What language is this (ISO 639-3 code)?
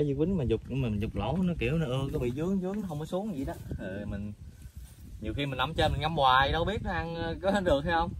vie